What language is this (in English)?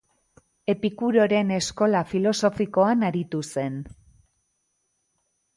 Basque